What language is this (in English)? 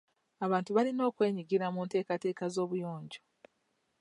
Ganda